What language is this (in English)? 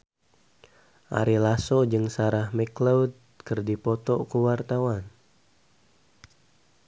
Sundanese